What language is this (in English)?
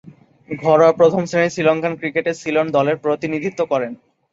Bangla